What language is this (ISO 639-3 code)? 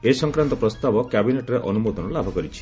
ori